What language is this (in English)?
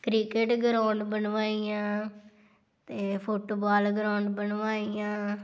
Punjabi